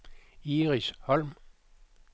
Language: Danish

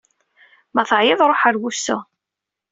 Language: Kabyle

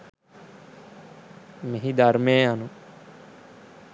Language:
Sinhala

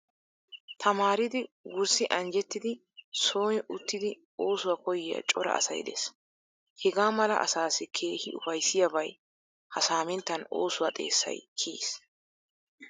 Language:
Wolaytta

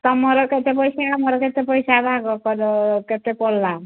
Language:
Odia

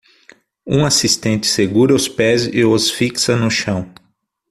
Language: Portuguese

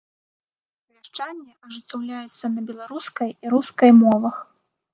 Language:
Belarusian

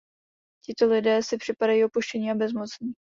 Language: Czech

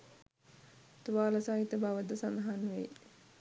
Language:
Sinhala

